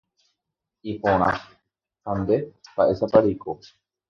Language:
Guarani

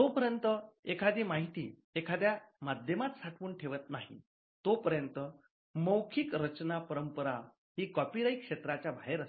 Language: Marathi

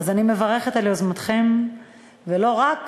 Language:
Hebrew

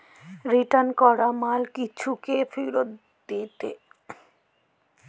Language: Bangla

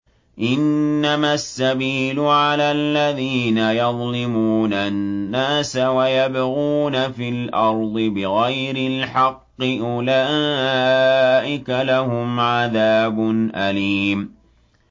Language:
Arabic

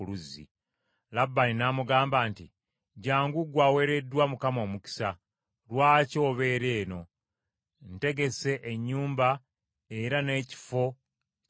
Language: Ganda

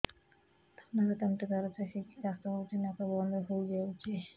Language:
Odia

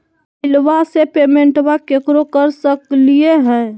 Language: Magahi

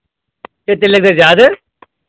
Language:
Kashmiri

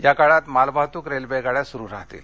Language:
Marathi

